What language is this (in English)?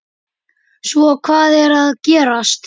Icelandic